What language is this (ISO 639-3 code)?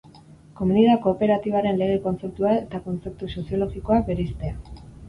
eus